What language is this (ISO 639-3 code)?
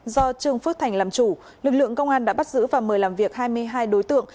vie